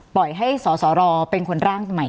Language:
Thai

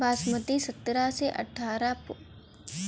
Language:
Bhojpuri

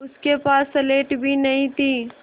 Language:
Hindi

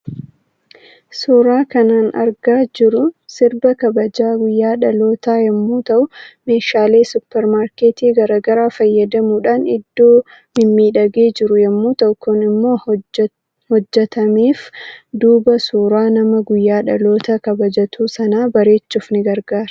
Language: Oromo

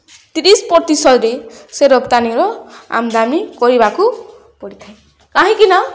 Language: Odia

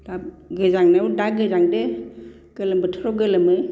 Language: Bodo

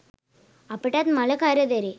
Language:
Sinhala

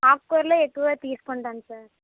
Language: Telugu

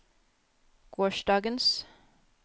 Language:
Norwegian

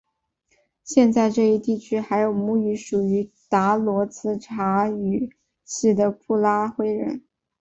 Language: Chinese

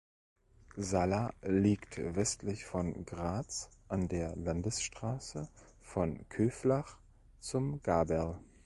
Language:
German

